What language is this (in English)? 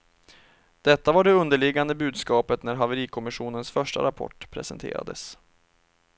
Swedish